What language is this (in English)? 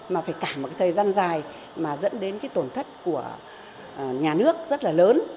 Vietnamese